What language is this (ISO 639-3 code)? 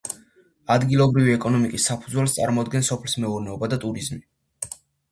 kat